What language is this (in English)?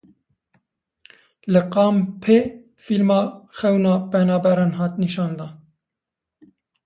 Kurdish